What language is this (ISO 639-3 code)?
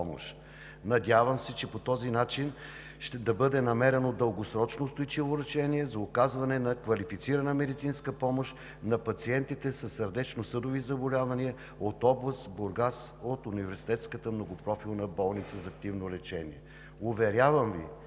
bul